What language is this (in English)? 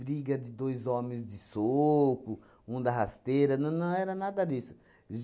Portuguese